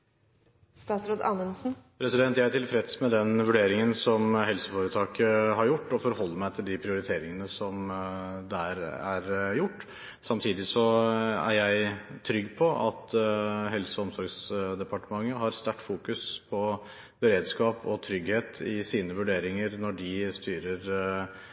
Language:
Norwegian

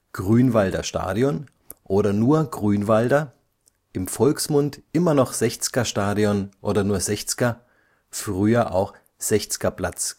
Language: German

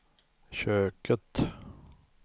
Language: Swedish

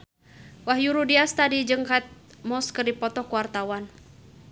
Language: Sundanese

